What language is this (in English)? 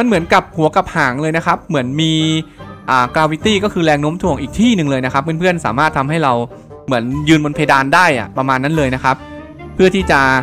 Thai